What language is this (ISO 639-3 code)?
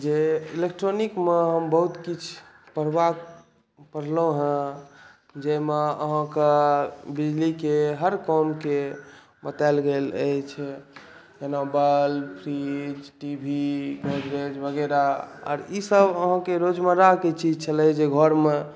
mai